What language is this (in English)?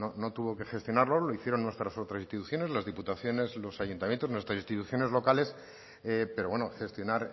Spanish